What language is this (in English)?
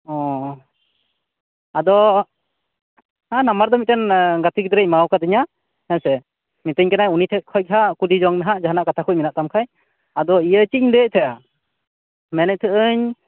Santali